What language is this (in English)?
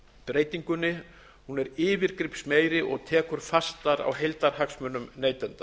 Icelandic